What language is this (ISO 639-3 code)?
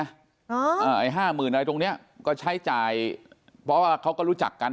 tha